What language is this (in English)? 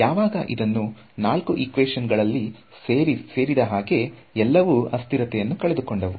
Kannada